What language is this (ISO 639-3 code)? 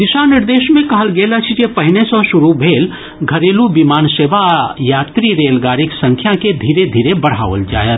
mai